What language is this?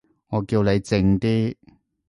Cantonese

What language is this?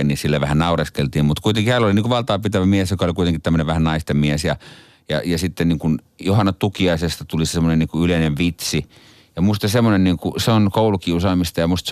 Finnish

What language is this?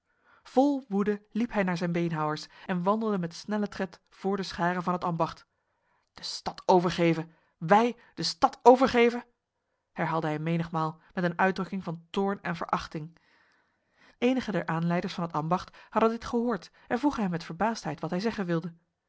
Dutch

